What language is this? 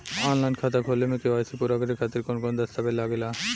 Bhojpuri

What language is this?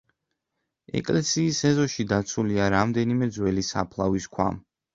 Georgian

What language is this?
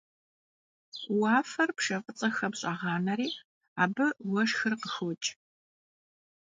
Kabardian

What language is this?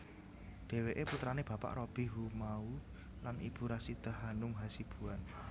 Javanese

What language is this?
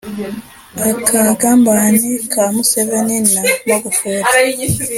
Kinyarwanda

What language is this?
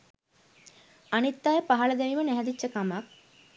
Sinhala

